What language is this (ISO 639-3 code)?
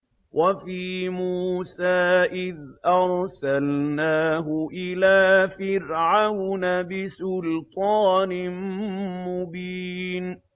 ara